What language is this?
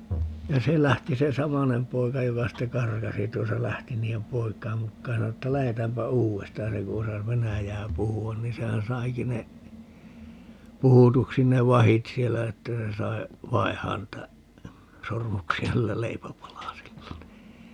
Finnish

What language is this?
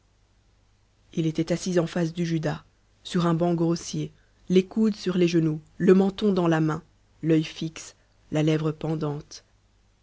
French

